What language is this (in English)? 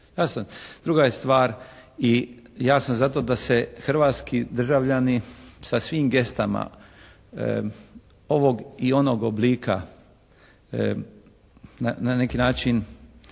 Croatian